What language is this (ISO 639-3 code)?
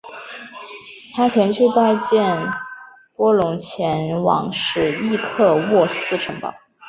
zho